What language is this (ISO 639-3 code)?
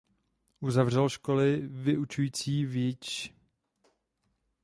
ces